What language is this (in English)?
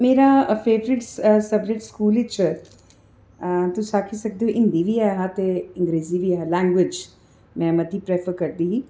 Dogri